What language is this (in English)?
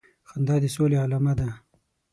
Pashto